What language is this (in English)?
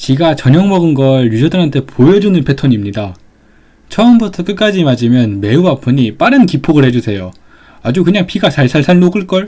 Korean